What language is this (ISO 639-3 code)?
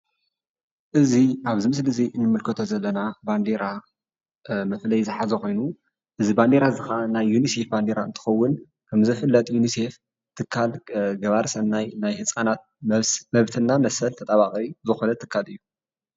tir